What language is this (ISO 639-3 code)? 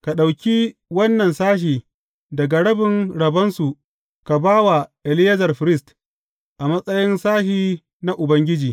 hau